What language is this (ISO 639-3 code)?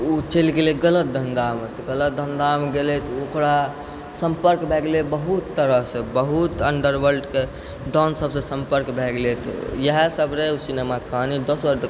mai